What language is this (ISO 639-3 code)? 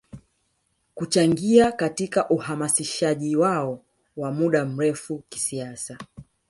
swa